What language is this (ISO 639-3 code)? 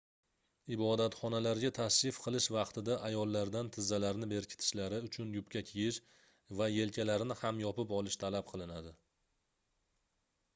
uzb